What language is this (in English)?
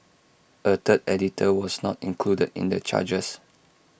English